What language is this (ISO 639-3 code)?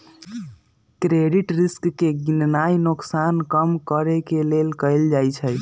mag